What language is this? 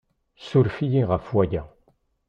Kabyle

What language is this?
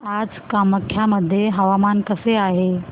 Marathi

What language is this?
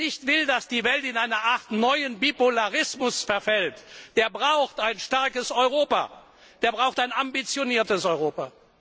German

